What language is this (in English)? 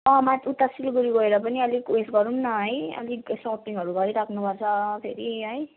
Nepali